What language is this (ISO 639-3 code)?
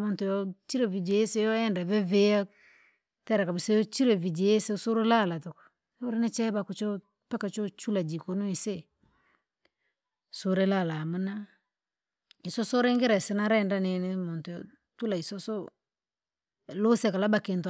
lag